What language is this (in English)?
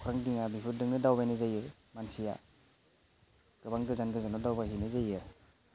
Bodo